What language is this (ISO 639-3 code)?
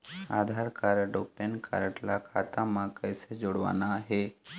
hne